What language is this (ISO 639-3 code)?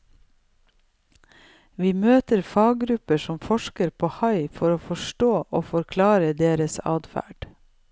nor